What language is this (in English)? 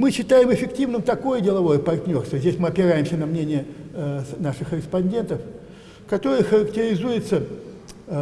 Russian